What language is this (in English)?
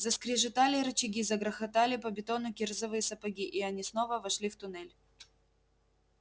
Russian